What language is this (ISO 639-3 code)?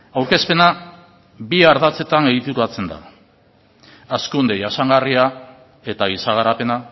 eus